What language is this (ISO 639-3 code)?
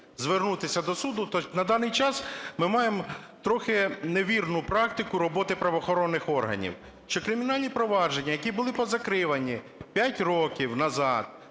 ukr